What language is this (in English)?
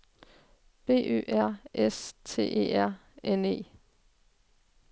Danish